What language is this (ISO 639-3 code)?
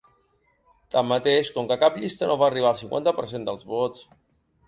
cat